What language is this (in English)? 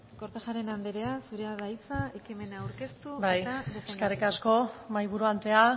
Basque